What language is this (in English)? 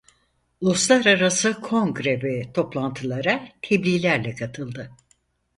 Turkish